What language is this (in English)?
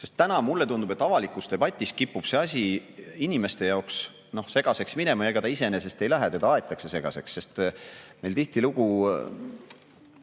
Estonian